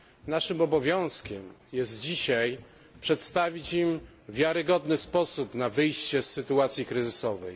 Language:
Polish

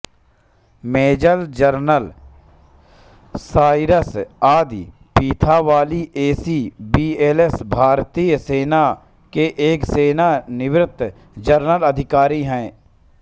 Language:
Hindi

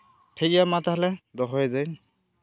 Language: Santali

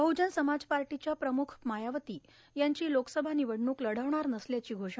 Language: Marathi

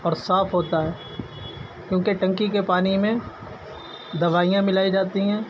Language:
Urdu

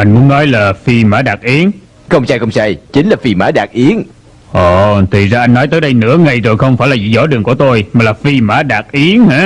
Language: Vietnamese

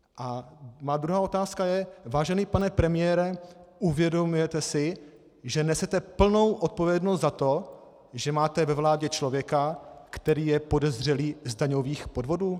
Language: Czech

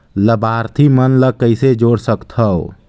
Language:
Chhattisgarhi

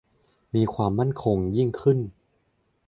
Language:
Thai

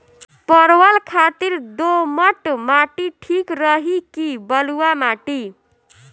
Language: Bhojpuri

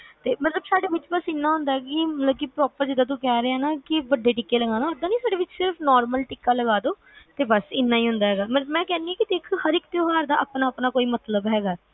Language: Punjabi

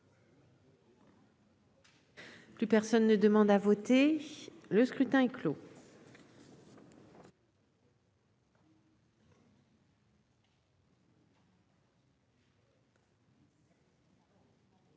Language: French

